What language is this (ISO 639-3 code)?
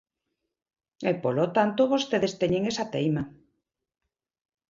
glg